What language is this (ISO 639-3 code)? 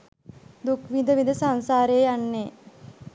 sin